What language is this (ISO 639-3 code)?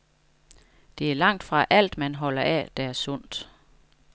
dan